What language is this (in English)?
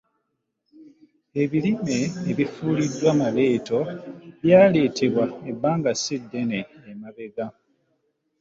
Ganda